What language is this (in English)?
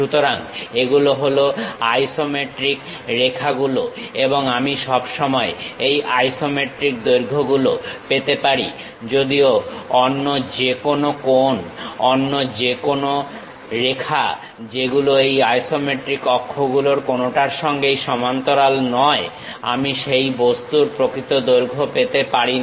Bangla